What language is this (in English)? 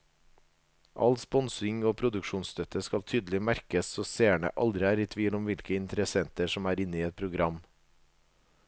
Norwegian